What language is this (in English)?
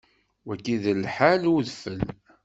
Kabyle